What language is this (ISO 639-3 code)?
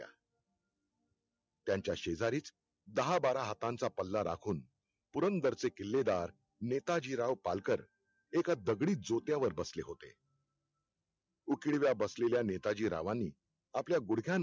mar